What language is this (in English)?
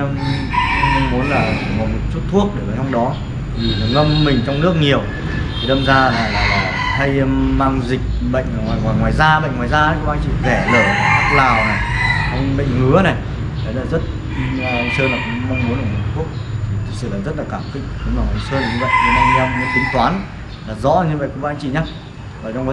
Vietnamese